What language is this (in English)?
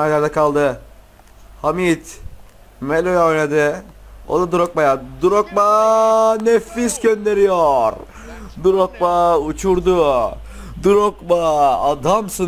Turkish